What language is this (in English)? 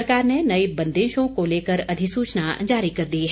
Hindi